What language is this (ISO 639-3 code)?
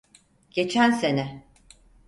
tur